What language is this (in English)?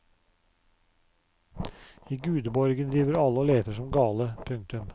Norwegian